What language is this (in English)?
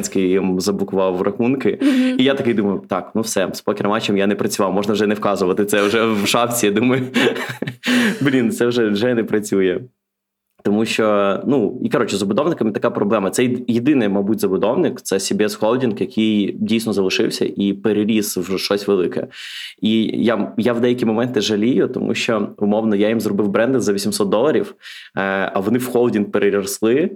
Ukrainian